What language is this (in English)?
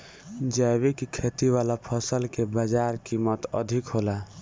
Bhojpuri